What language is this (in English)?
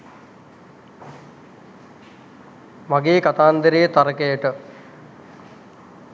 Sinhala